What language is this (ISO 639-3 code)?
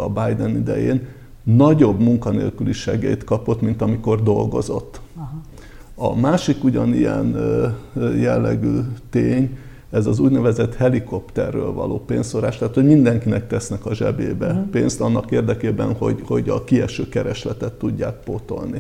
hun